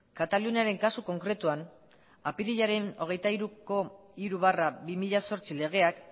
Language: Basque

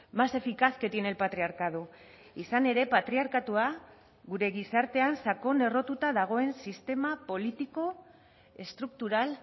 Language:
Basque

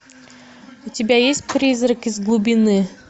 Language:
Russian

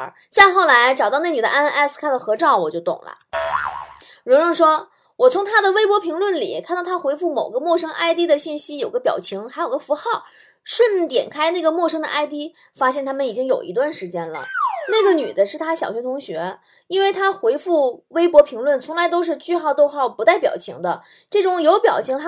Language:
Chinese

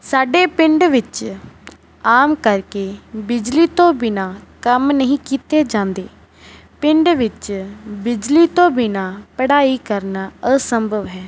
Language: Punjabi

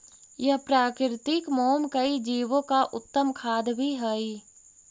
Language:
Magahi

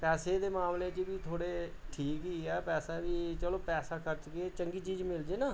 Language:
Punjabi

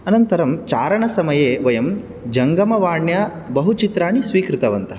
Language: Sanskrit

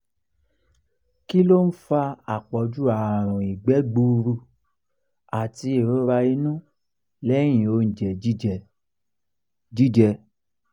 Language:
Yoruba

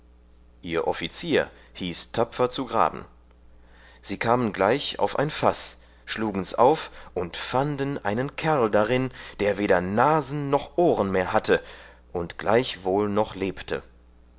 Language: German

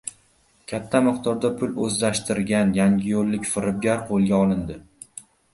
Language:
Uzbek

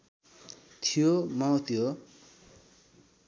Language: Nepali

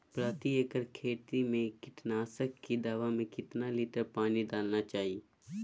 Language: Magahi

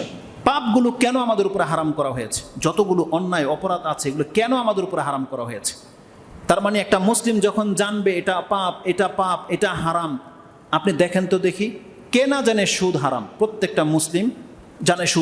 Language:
Indonesian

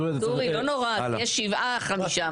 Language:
Hebrew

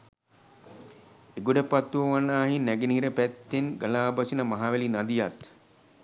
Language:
Sinhala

